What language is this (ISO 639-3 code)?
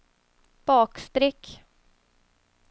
swe